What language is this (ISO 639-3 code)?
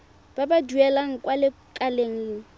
tsn